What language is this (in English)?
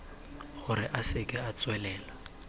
Tswana